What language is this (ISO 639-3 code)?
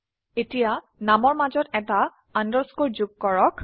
asm